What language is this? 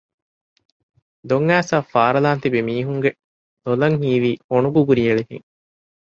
Divehi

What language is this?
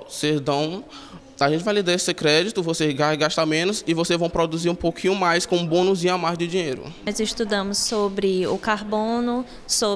Portuguese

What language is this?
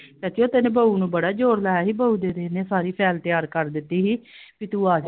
Punjabi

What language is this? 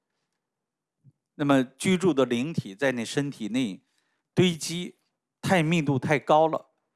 Chinese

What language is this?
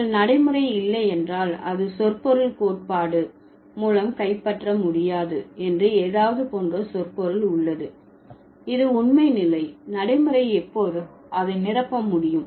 Tamil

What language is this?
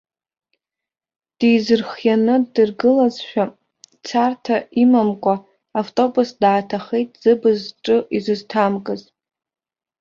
Abkhazian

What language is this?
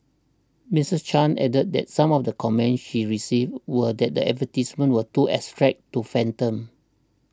English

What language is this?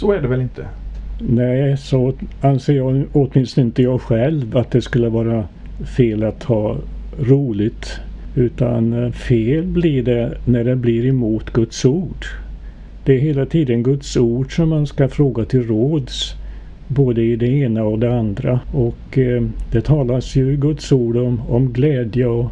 Swedish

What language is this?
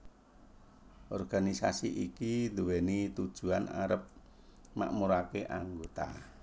Javanese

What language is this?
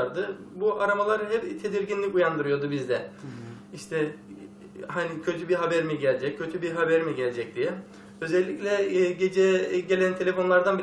Turkish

